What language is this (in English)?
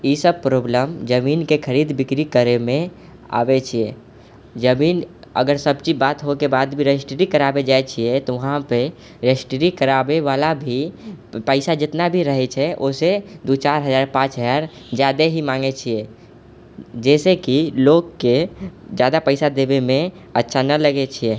Maithili